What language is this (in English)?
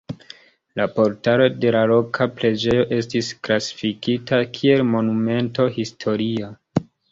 Esperanto